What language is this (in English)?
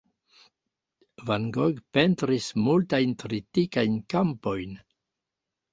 Esperanto